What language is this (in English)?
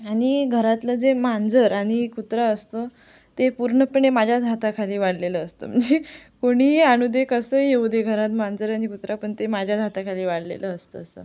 Marathi